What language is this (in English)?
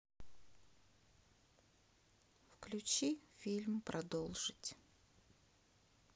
Russian